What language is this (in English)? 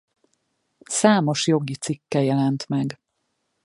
Hungarian